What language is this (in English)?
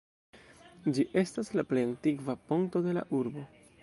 Esperanto